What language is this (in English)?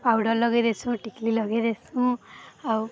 Odia